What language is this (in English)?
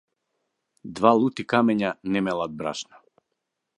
Macedonian